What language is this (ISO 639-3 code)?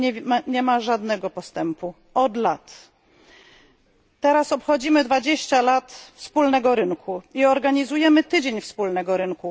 pol